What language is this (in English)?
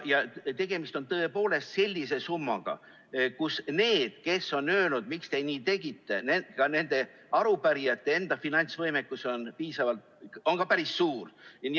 Estonian